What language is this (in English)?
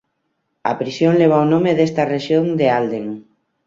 Galician